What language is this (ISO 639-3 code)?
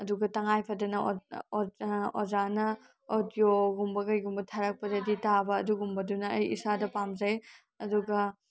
mni